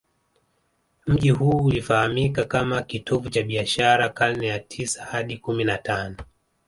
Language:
Swahili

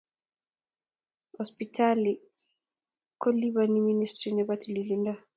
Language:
Kalenjin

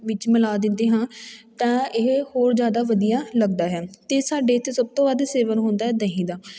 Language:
Punjabi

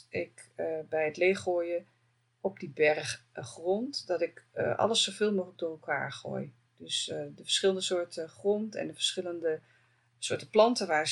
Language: Dutch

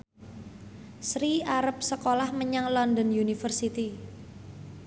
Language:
Javanese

